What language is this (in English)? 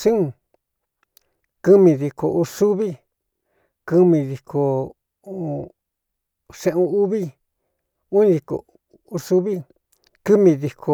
Cuyamecalco Mixtec